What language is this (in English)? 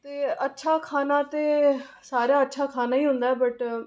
Dogri